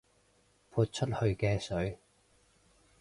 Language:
Cantonese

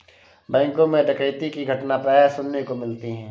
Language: Hindi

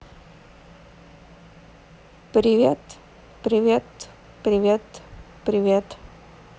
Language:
Russian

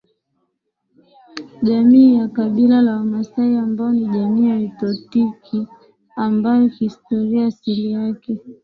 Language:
Swahili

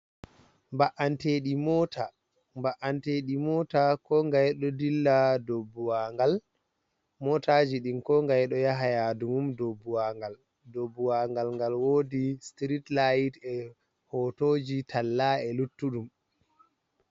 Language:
Fula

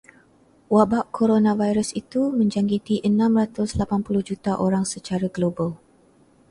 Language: Malay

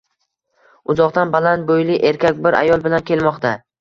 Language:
Uzbek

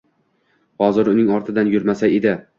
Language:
Uzbek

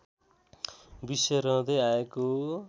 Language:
Nepali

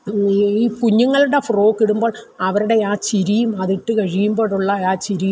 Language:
Malayalam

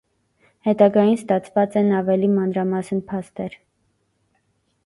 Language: Armenian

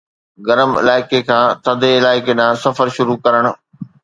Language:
Sindhi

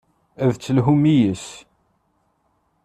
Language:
Kabyle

